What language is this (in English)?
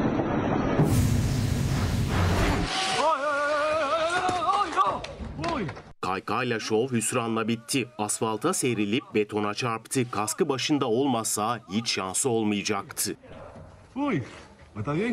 Turkish